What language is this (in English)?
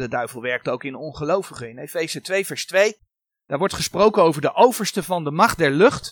Dutch